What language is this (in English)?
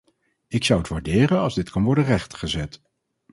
Dutch